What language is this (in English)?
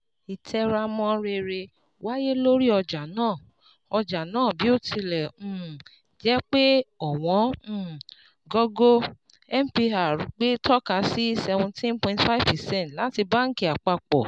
Yoruba